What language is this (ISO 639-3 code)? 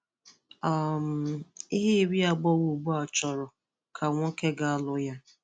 ibo